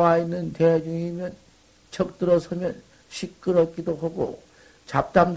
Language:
Korean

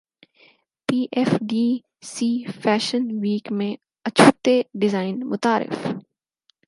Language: Urdu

